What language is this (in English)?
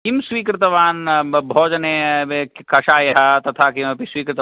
Sanskrit